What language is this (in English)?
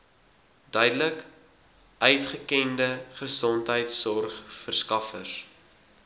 Afrikaans